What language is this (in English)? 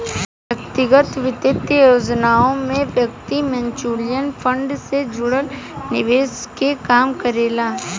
Bhojpuri